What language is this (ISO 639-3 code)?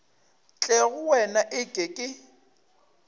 nso